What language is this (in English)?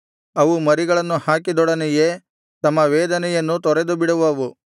Kannada